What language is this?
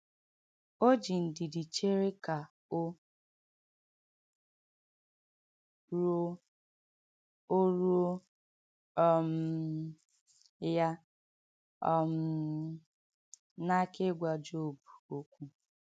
Igbo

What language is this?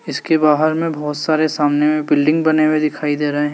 Hindi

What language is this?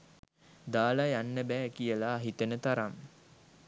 Sinhala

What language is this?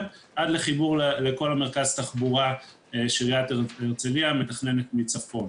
Hebrew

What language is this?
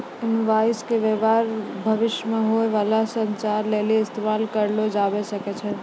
Maithili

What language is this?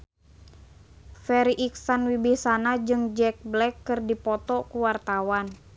Sundanese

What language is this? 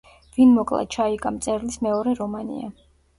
Georgian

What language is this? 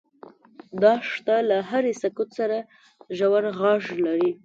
Pashto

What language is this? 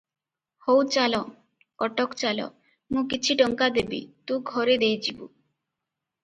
Odia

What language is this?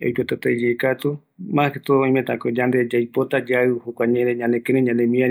Eastern Bolivian Guaraní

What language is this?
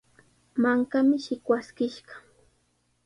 Sihuas Ancash Quechua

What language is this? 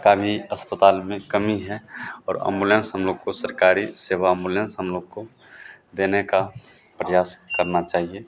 Hindi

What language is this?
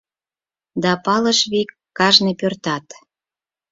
Mari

